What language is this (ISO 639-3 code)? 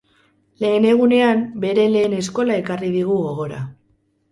eus